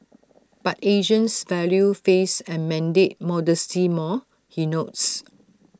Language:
English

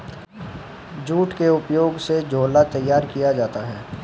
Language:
Hindi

